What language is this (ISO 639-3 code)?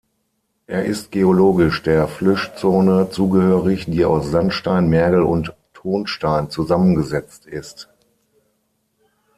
deu